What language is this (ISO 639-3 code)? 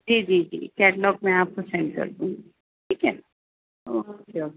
urd